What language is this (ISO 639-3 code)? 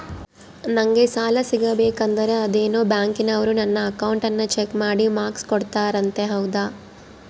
kan